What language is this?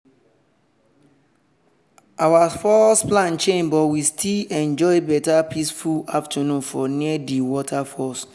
Nigerian Pidgin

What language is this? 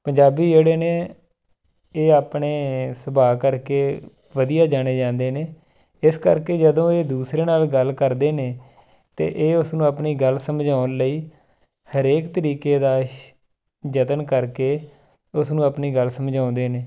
Punjabi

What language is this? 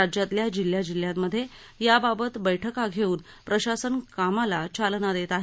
Marathi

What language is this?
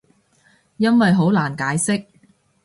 Cantonese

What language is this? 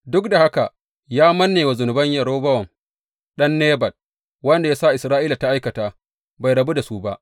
Hausa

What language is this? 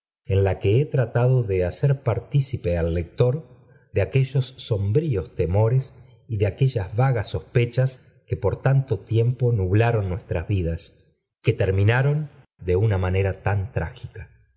Spanish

